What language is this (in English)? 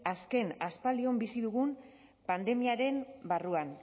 Basque